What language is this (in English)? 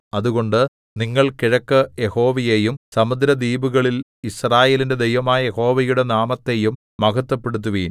Malayalam